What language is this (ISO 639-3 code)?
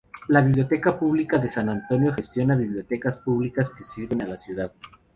spa